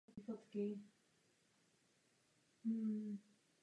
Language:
Czech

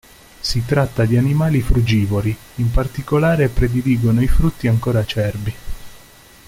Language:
Italian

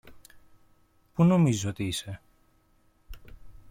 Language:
Greek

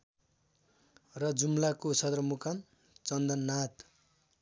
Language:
Nepali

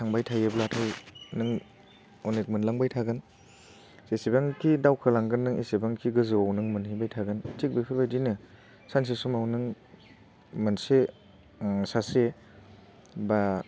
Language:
Bodo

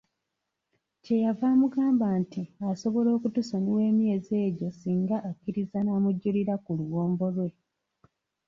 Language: Ganda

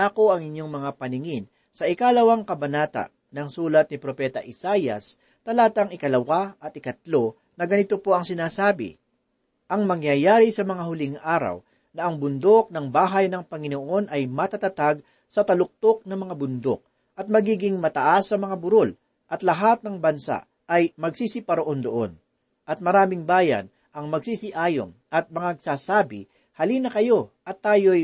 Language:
Filipino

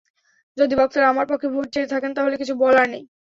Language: Bangla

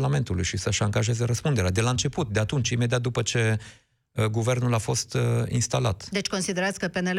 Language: Romanian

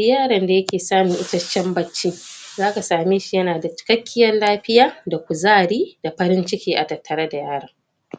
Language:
Hausa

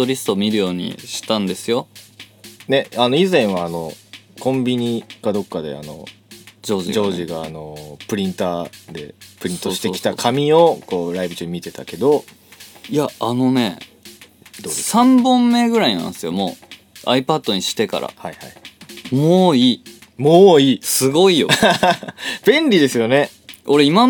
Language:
Japanese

